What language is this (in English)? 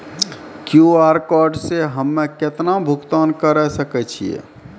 Maithili